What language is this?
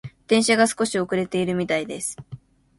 Japanese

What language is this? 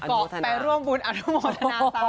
Thai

